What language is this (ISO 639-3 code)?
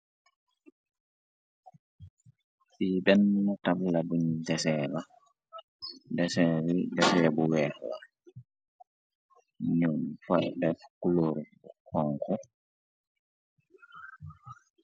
wol